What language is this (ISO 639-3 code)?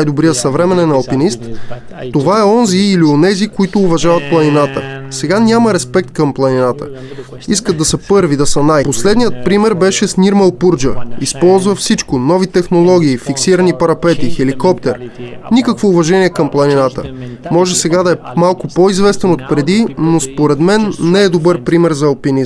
bul